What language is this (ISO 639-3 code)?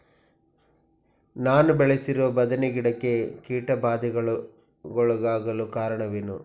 kan